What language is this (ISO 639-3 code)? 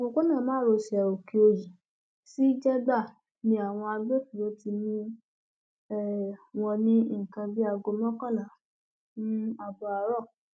yor